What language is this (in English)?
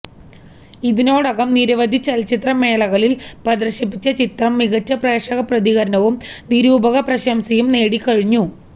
Malayalam